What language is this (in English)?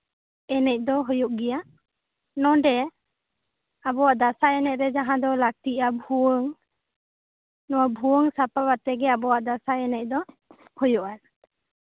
Santali